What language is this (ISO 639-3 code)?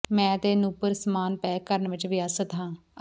pan